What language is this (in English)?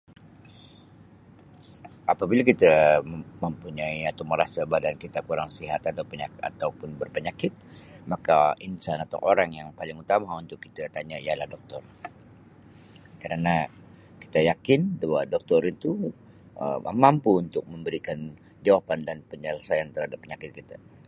Sabah Malay